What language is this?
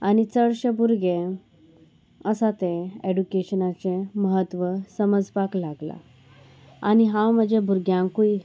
Konkani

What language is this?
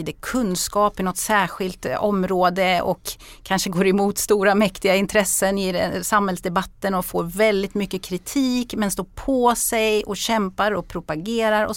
Swedish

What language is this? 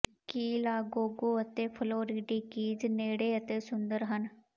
Punjabi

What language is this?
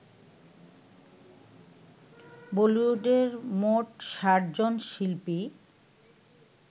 Bangla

